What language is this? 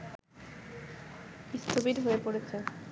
Bangla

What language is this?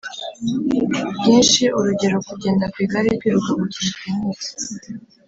Kinyarwanda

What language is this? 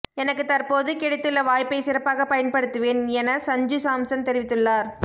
Tamil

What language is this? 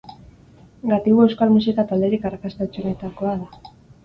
Basque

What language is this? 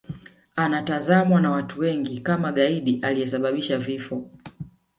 Swahili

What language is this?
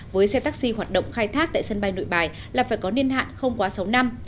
Vietnamese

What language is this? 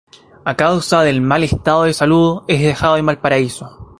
Spanish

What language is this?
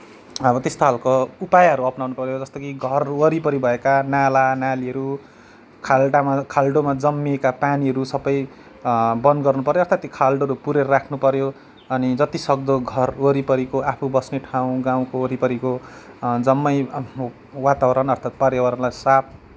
Nepali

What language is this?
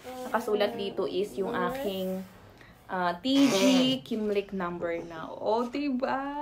Filipino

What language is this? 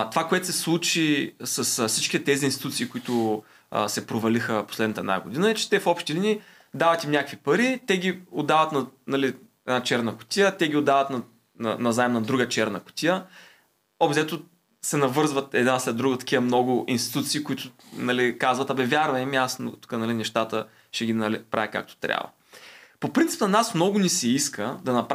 Bulgarian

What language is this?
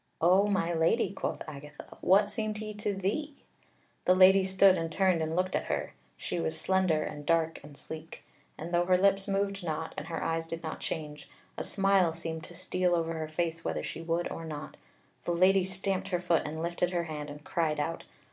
English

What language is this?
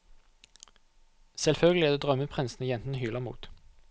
Norwegian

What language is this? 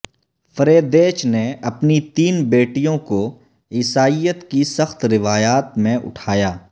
Urdu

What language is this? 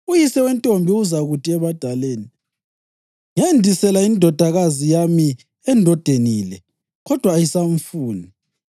North Ndebele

